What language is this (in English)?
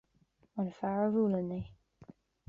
Irish